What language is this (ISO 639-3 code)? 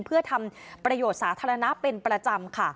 tha